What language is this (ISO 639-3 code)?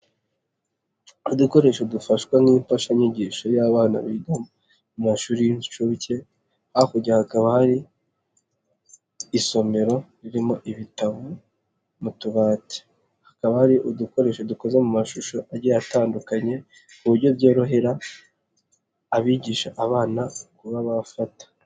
kin